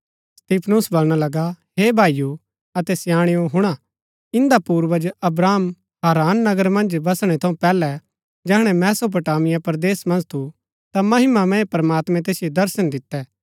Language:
Gaddi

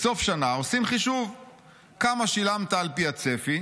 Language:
Hebrew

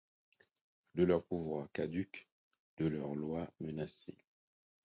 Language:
French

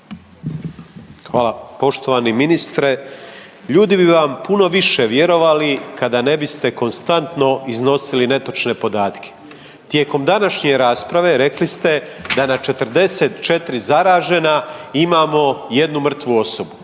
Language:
Croatian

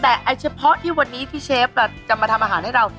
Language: Thai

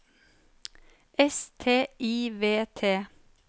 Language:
Norwegian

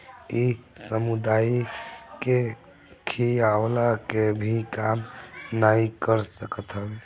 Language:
Bhojpuri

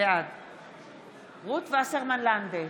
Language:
Hebrew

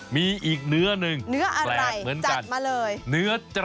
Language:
Thai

